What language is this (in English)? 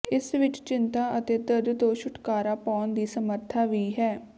Punjabi